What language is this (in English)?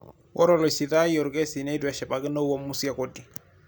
Masai